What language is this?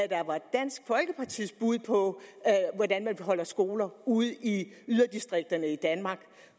Danish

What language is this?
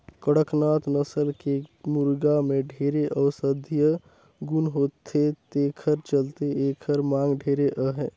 Chhattisgarhi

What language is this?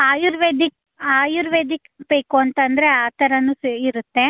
Kannada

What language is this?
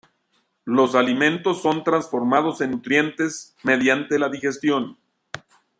Spanish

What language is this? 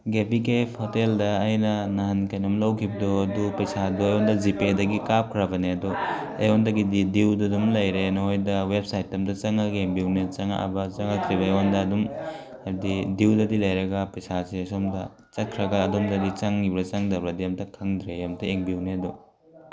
Manipuri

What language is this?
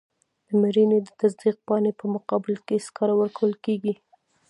Pashto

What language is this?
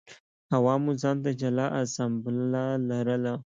Pashto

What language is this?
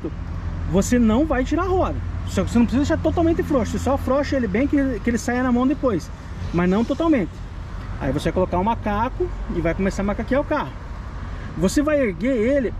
Portuguese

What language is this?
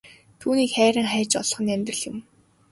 Mongolian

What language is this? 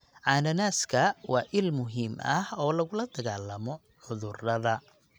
Somali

